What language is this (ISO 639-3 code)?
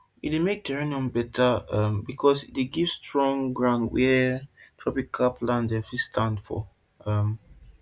pcm